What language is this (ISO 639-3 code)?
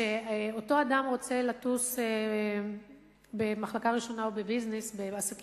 heb